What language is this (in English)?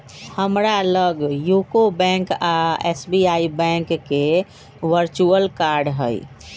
Magahi